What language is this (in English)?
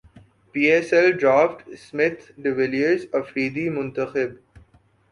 Urdu